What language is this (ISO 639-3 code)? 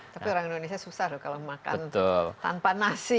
ind